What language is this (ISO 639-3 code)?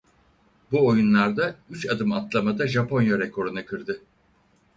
tur